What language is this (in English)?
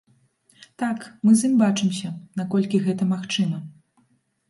Belarusian